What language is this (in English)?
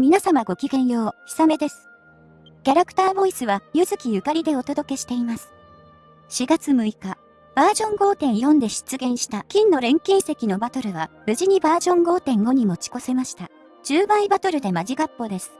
Japanese